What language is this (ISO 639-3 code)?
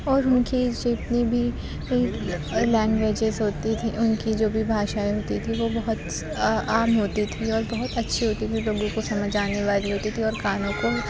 urd